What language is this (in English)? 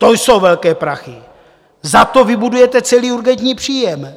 Czech